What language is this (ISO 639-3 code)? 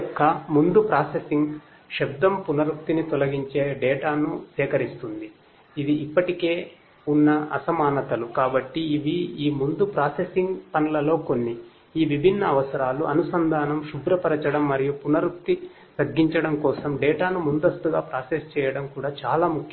tel